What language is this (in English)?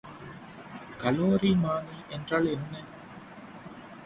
Tamil